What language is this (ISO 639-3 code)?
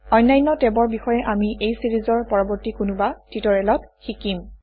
asm